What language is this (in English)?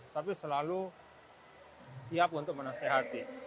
Indonesian